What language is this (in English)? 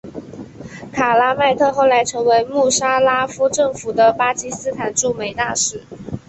Chinese